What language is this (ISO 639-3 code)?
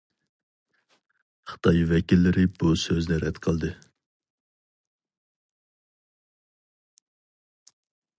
uig